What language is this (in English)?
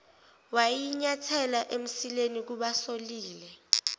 Zulu